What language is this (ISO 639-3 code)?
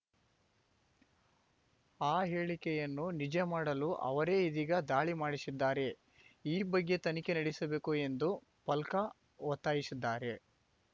kan